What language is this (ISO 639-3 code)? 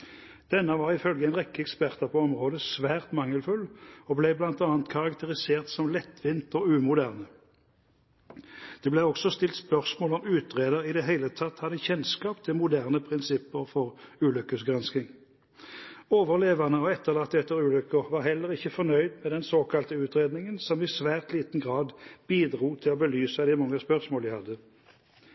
nob